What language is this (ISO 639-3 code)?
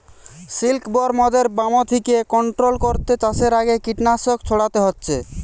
ben